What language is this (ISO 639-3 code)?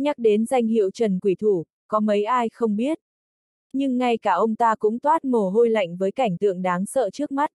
vie